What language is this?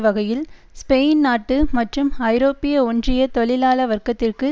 Tamil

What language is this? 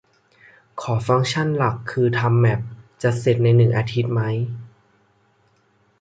Thai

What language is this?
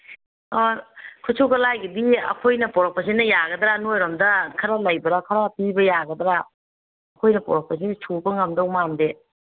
Manipuri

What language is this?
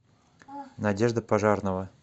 Russian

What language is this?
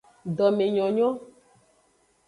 Aja (Benin)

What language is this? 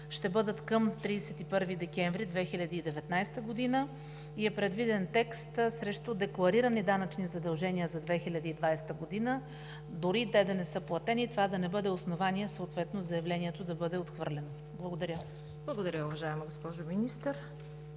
Bulgarian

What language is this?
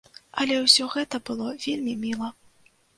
Belarusian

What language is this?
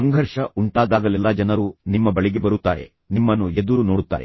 Kannada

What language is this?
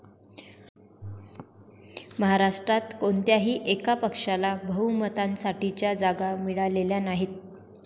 Marathi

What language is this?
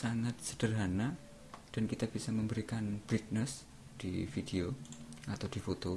Indonesian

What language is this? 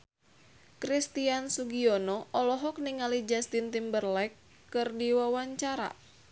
Sundanese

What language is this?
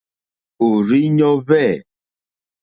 Mokpwe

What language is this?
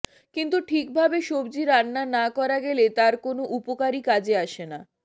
Bangla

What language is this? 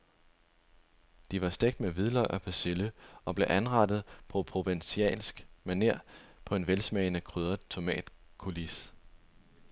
Danish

